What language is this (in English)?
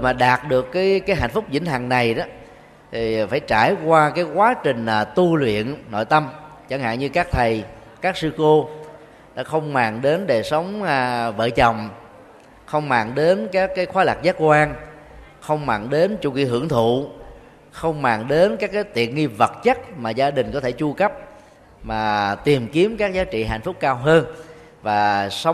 Vietnamese